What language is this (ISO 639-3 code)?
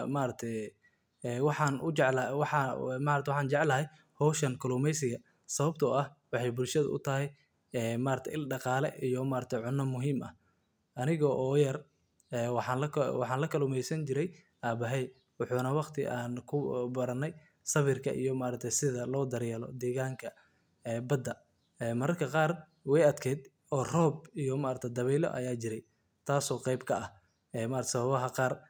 som